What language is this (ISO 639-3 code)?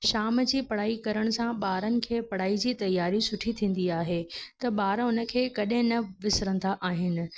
snd